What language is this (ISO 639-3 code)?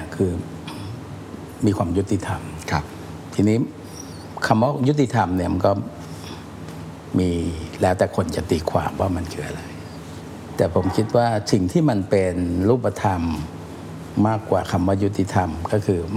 tha